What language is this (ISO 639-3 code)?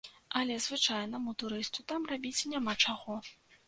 bel